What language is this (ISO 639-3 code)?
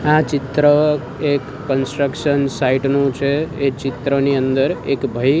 guj